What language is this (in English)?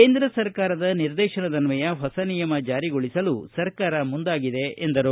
Kannada